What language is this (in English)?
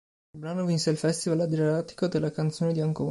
Italian